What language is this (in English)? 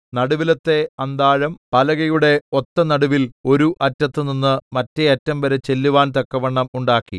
Malayalam